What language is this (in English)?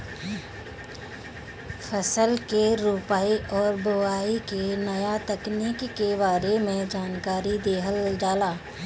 Bhojpuri